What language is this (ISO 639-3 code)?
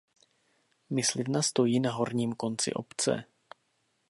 ces